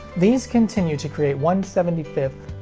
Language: English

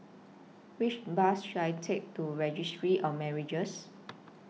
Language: English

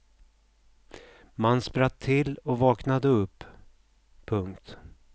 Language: Swedish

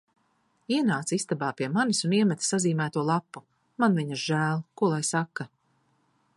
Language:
Latvian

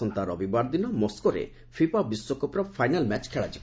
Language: Odia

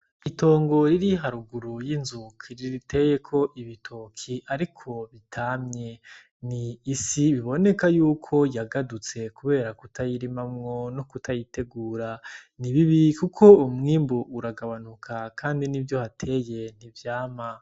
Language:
Rundi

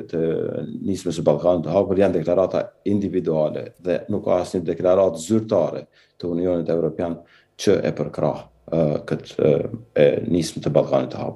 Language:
Romanian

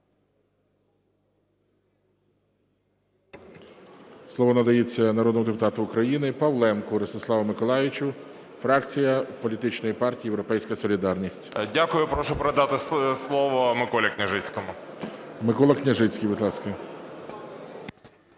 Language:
Ukrainian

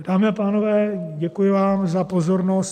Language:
Czech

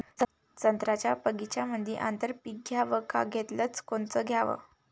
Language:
Marathi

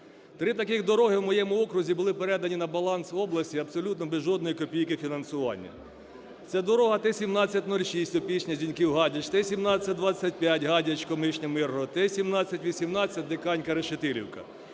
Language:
Ukrainian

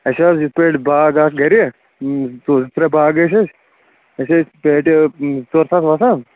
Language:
Kashmiri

